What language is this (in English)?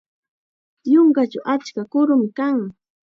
Chiquián Ancash Quechua